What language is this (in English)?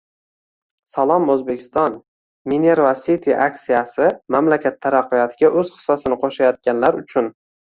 Uzbek